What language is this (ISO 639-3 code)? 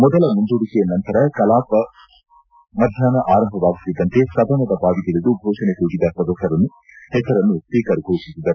kan